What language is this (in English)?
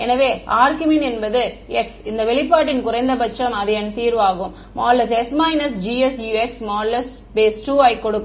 Tamil